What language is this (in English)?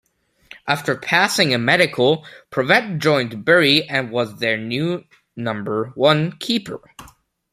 English